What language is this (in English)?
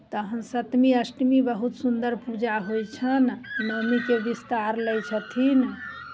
Maithili